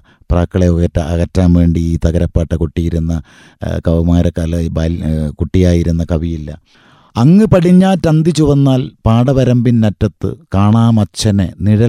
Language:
Malayalam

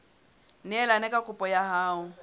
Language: Southern Sotho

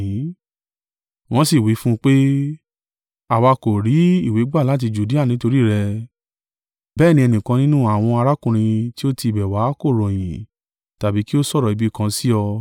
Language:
Yoruba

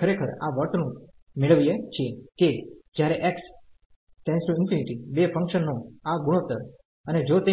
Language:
Gujarati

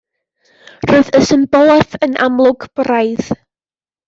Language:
Welsh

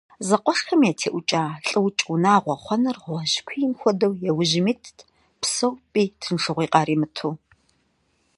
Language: Kabardian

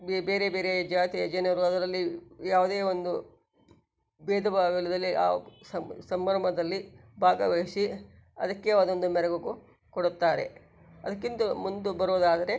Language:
Kannada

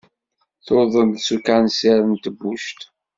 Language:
Kabyle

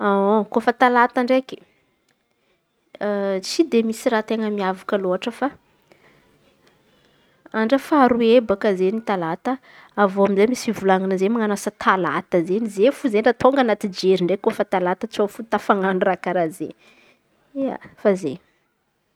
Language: Antankarana Malagasy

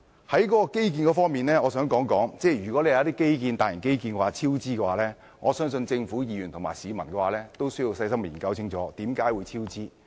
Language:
Cantonese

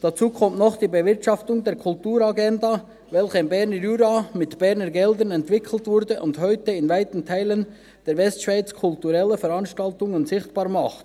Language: Swiss German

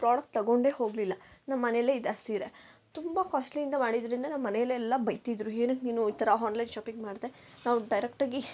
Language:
Kannada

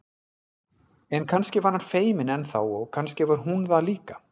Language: Icelandic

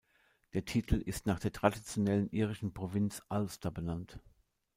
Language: German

